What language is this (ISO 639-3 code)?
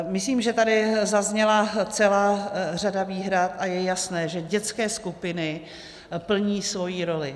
ces